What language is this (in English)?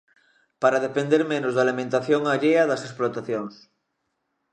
Galician